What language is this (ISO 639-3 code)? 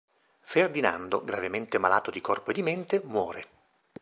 ita